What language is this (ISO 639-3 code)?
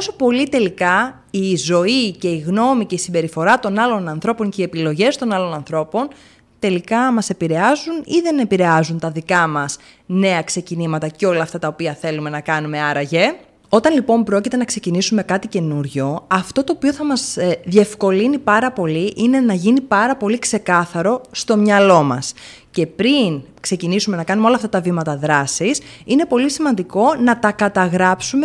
ell